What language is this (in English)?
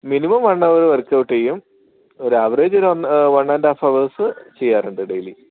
Malayalam